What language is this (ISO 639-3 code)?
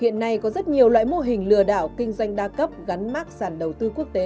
vie